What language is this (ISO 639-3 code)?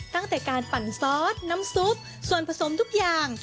tha